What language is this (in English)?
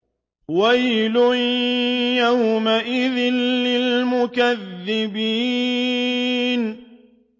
Arabic